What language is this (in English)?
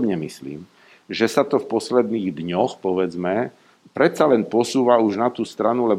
Slovak